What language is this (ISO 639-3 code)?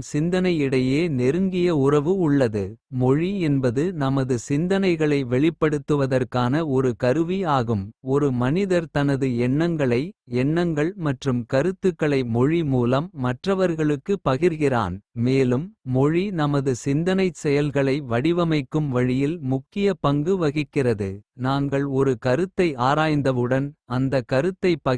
kfe